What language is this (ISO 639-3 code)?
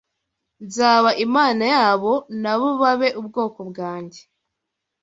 kin